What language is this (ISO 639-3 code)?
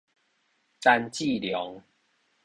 nan